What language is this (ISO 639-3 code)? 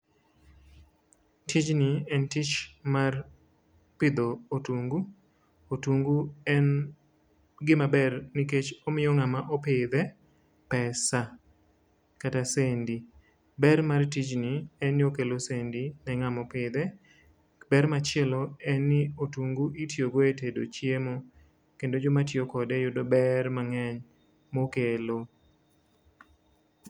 luo